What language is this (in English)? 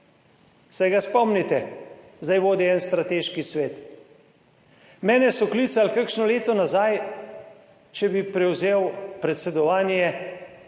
Slovenian